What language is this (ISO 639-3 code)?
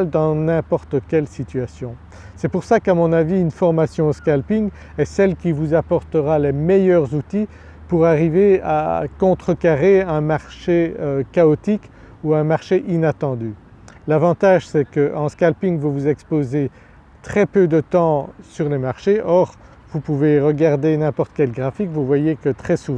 fra